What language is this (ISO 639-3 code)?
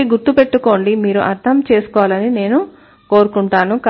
tel